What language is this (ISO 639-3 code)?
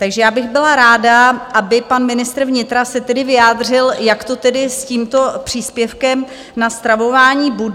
ces